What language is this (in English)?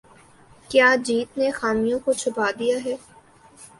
Urdu